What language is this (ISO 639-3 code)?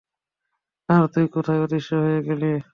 ben